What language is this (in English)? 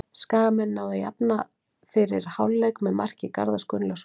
Icelandic